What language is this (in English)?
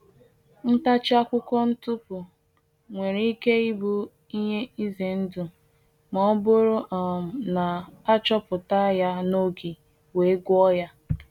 Igbo